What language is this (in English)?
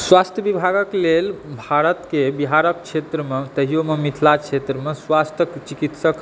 Maithili